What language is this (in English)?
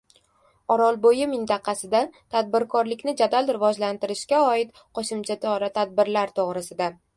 Uzbek